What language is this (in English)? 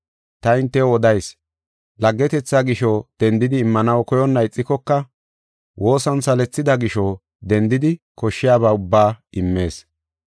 Gofa